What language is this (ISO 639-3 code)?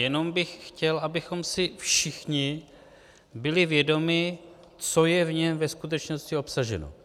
ces